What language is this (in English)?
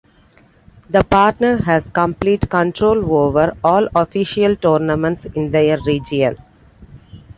English